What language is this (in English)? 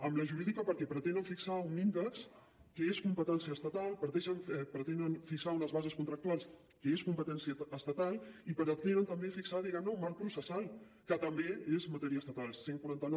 Catalan